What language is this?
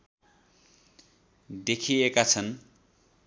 Nepali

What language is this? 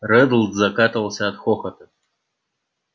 Russian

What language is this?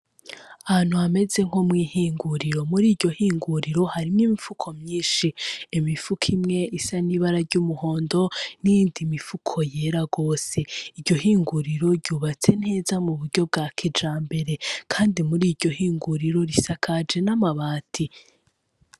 Rundi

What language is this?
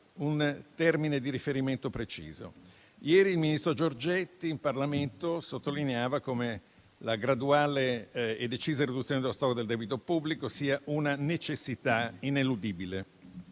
Italian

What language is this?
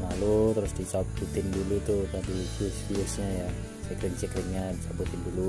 Indonesian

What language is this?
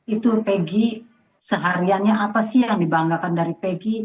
Indonesian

